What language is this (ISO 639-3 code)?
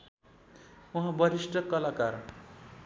nep